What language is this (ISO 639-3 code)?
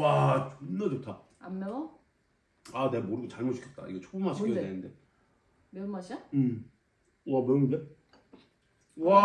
kor